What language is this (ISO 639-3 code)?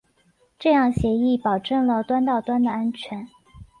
zho